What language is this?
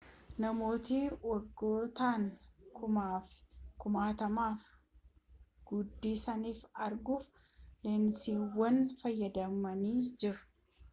Oromo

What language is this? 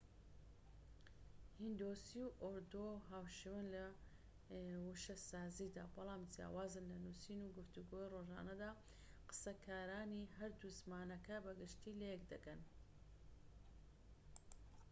Central Kurdish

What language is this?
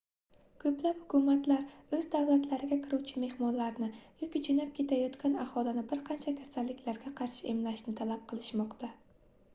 Uzbek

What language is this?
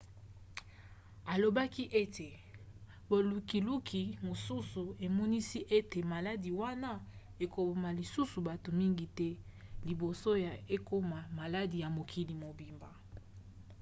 Lingala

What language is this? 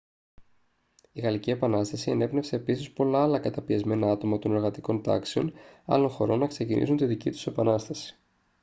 Greek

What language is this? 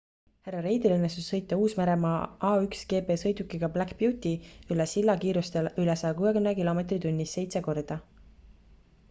Estonian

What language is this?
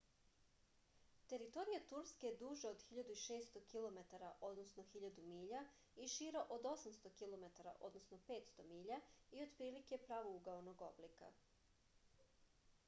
Serbian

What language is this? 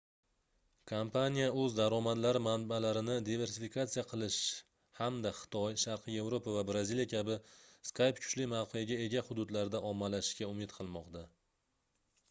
Uzbek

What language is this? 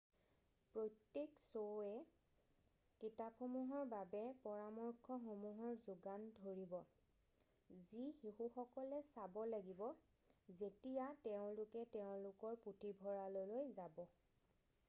Assamese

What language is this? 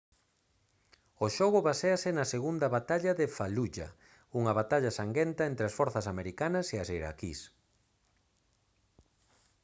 Galician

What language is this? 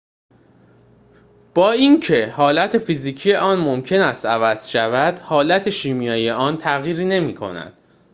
Persian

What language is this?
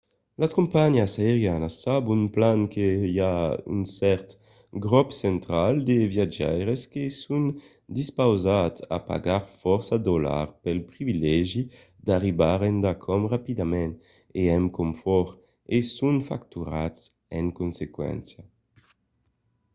Occitan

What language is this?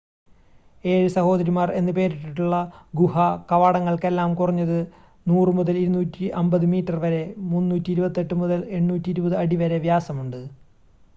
Malayalam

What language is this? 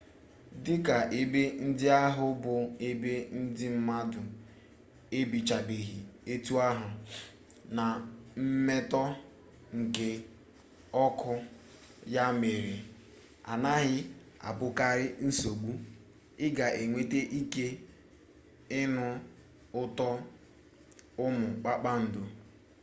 Igbo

